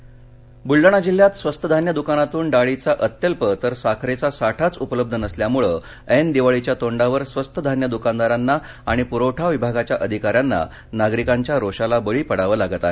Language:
Marathi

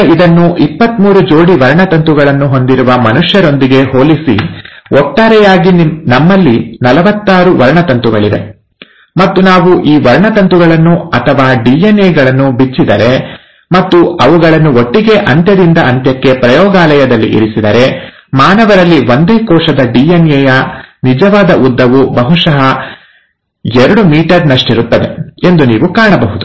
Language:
Kannada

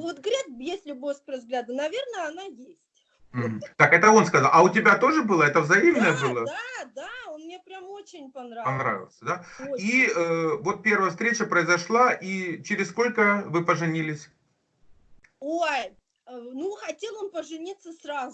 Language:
Russian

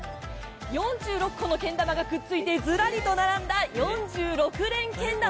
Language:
Japanese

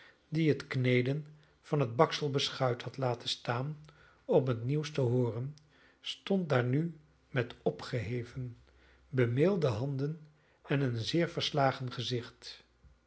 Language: Dutch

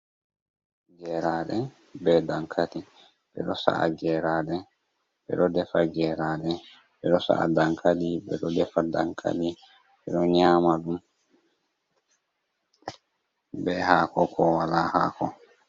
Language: Fula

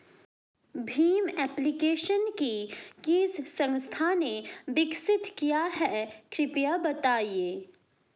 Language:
Hindi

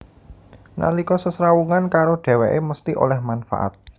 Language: Javanese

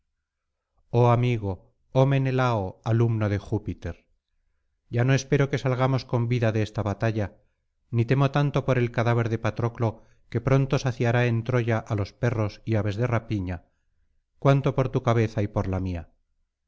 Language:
Spanish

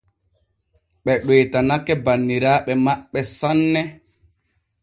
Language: Borgu Fulfulde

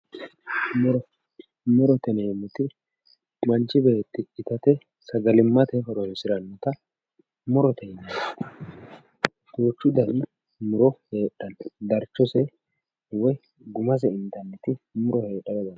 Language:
Sidamo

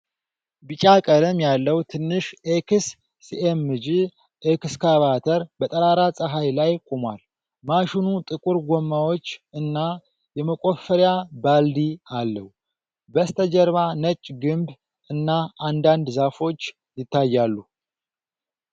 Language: Amharic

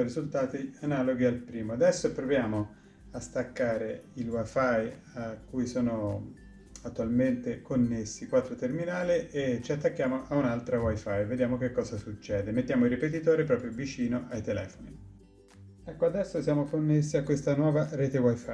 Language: Italian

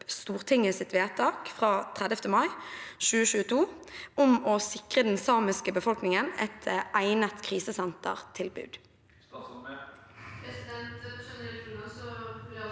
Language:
Norwegian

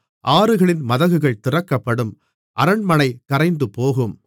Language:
Tamil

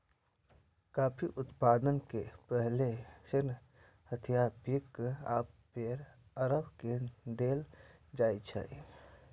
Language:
Maithili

